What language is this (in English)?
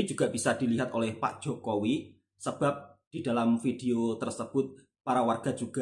Indonesian